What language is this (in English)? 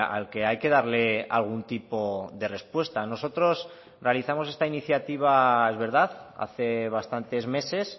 Spanish